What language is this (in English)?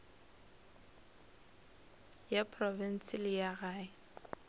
Northern Sotho